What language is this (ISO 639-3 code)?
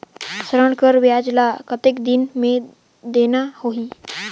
hne